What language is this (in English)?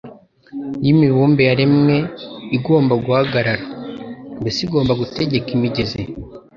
Kinyarwanda